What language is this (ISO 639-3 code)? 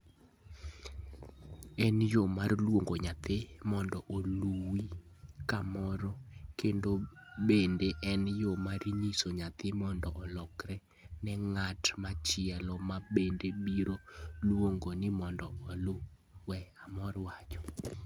luo